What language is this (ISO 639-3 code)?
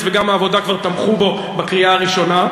heb